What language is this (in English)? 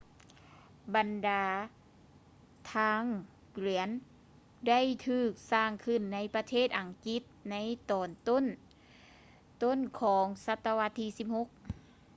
Lao